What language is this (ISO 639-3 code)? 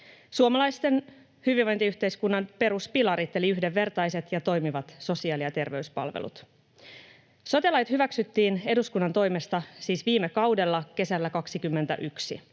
fin